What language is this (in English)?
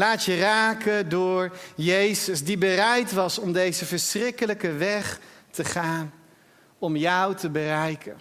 Dutch